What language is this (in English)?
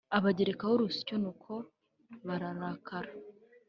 Kinyarwanda